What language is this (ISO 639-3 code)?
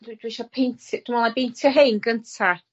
cym